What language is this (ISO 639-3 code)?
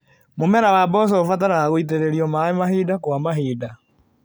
kik